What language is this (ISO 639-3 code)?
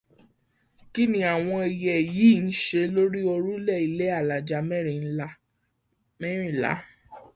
yor